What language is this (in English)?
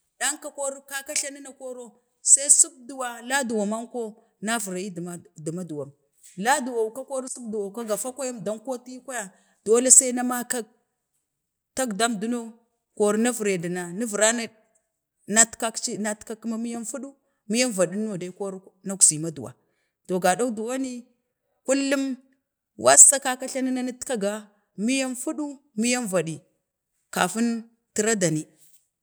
Bade